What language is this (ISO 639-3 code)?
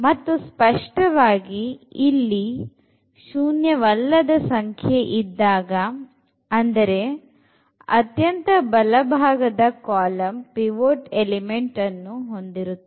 kan